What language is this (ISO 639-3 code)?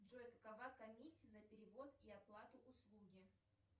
rus